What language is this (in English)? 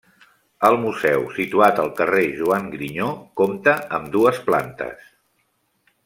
Catalan